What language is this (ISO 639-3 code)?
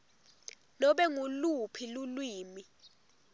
ssw